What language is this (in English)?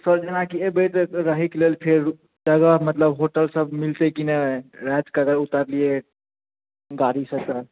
Maithili